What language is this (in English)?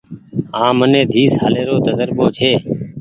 Goaria